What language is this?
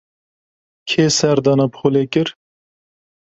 Kurdish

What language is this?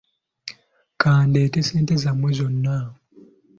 Ganda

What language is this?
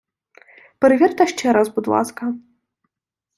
Ukrainian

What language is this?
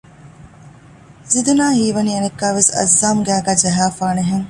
Divehi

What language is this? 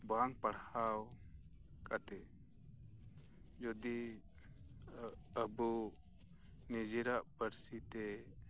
Santali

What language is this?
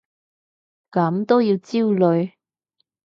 Cantonese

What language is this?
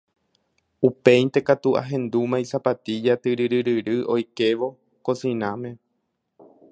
Guarani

